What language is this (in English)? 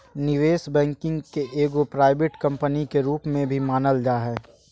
Magahi